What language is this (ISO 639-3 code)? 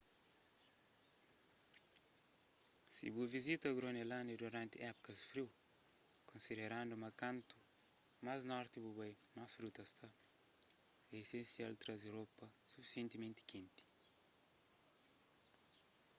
kea